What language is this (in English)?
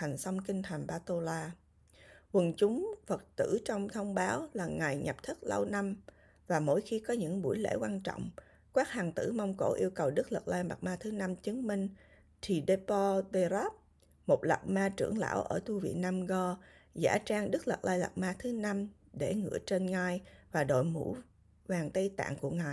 Vietnamese